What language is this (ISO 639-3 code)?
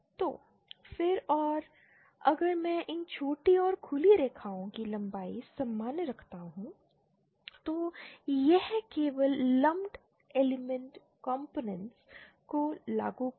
hin